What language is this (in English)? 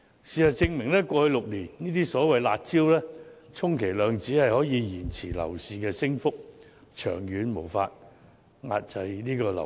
Cantonese